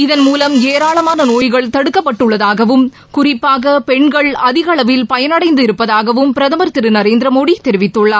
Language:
Tamil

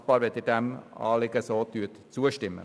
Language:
Swiss German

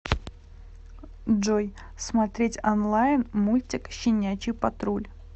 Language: Russian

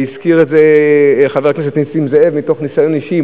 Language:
Hebrew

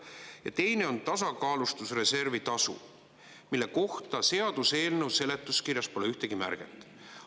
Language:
Estonian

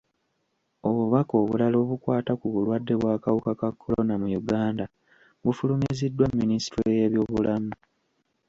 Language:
Ganda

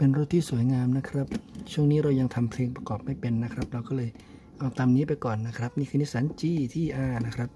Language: Thai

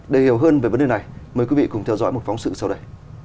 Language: Vietnamese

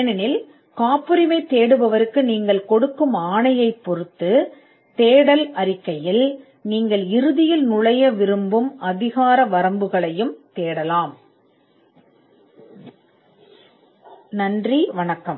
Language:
Tamil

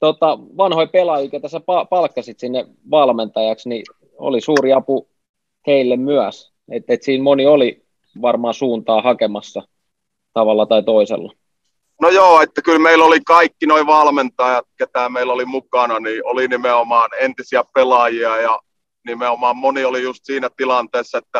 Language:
Finnish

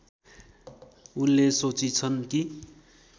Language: Nepali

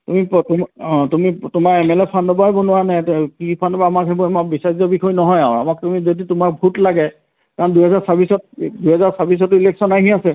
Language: Assamese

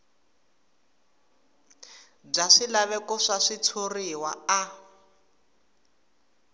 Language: Tsonga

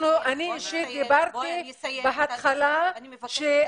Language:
Hebrew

